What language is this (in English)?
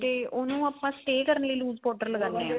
Punjabi